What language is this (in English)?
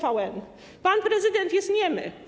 Polish